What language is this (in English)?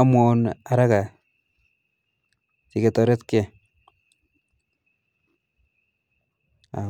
Kalenjin